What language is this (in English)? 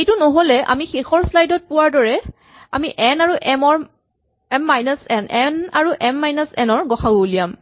Assamese